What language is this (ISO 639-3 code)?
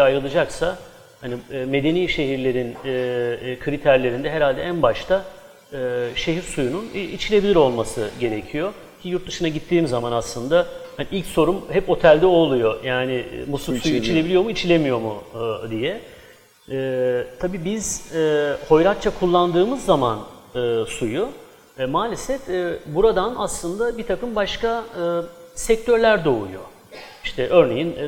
tur